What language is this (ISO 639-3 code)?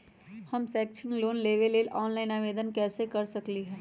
mag